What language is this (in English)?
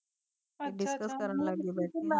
Punjabi